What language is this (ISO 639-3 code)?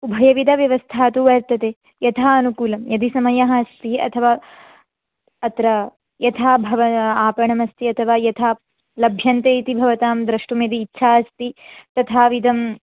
san